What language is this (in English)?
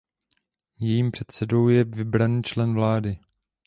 Czech